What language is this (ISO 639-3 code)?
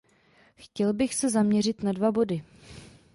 ces